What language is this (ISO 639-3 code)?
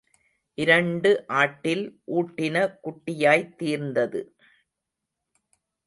tam